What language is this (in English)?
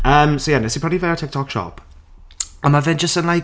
Welsh